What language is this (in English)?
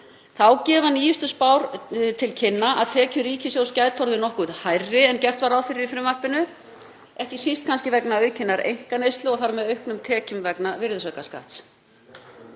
Icelandic